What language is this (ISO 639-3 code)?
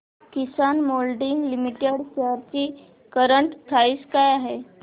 mar